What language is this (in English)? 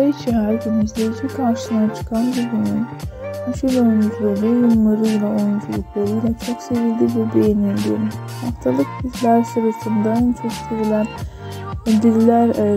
Turkish